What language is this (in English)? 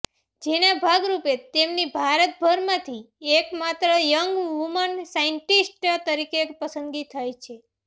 Gujarati